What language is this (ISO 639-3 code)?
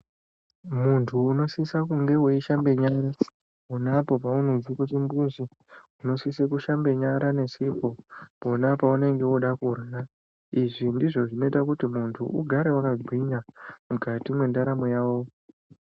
ndc